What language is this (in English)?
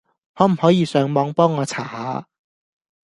Cantonese